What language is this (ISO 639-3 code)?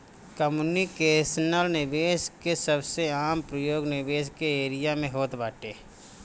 bho